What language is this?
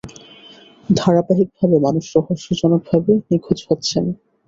Bangla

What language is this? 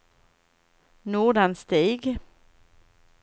Swedish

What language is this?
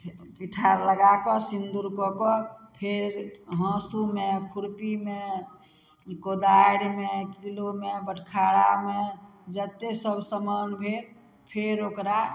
Maithili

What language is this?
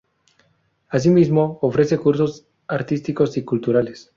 Spanish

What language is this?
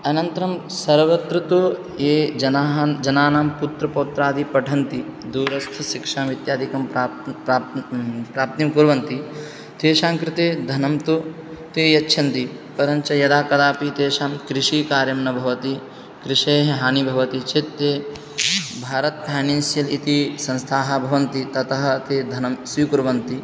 Sanskrit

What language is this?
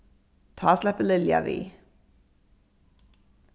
Faroese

